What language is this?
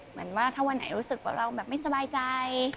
Thai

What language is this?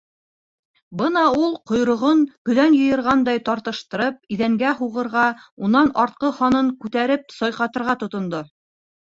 Bashkir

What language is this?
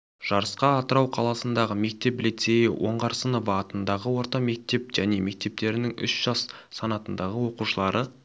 Kazakh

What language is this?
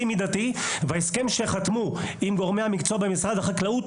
Hebrew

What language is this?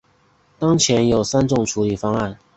Chinese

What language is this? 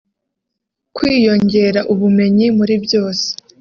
Kinyarwanda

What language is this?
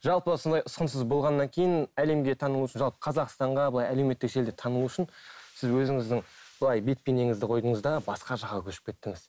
Kazakh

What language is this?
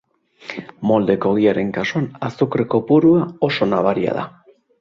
Basque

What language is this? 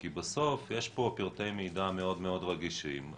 Hebrew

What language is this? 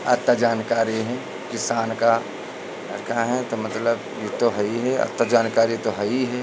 Hindi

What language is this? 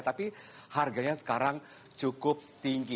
Indonesian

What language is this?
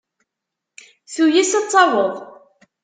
Kabyle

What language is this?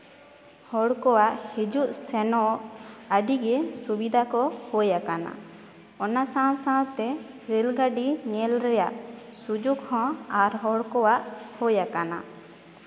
Santali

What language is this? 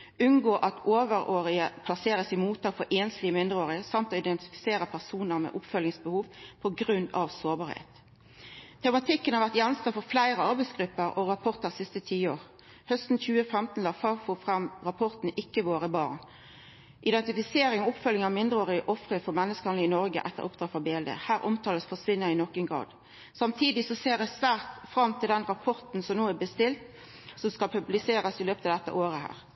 Norwegian Nynorsk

